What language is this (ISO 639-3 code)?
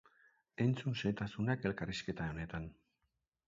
eus